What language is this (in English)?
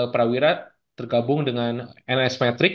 Indonesian